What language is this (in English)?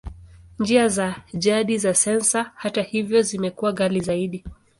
Swahili